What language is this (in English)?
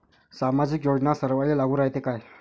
Marathi